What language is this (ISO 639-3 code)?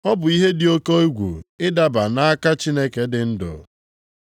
ibo